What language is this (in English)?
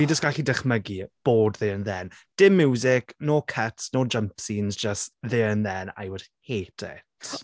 Welsh